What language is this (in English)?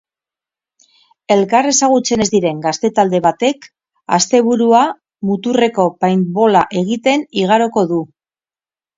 Basque